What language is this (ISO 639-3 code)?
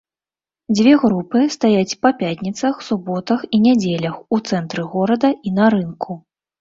bel